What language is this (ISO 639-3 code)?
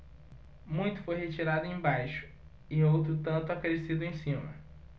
por